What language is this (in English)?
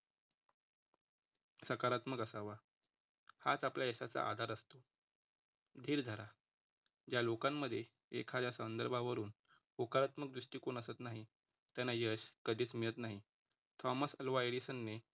Marathi